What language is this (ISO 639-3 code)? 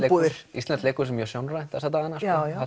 isl